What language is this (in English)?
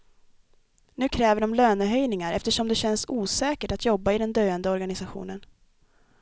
Swedish